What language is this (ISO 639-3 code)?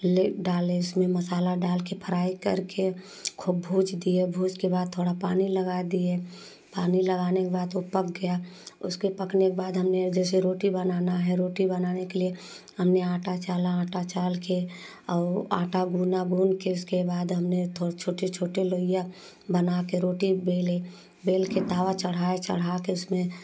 hin